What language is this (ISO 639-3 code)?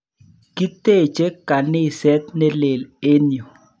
kln